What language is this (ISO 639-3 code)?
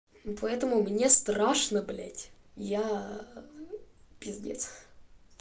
rus